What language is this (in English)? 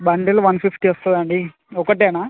Telugu